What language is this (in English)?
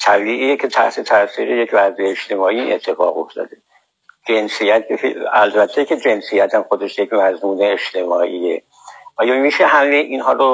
Persian